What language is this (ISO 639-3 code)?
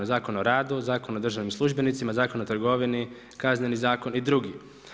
hrv